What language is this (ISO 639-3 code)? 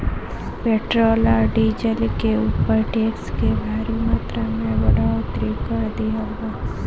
bho